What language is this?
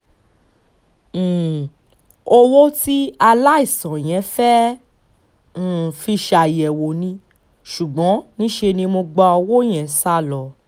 Yoruba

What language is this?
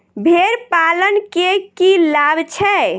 Maithili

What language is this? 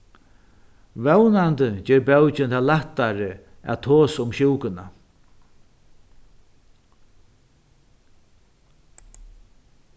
Faroese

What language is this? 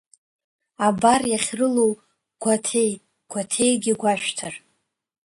Abkhazian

